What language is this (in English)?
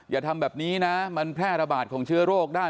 Thai